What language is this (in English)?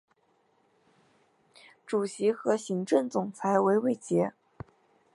Chinese